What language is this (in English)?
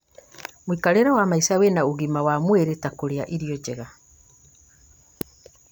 Kikuyu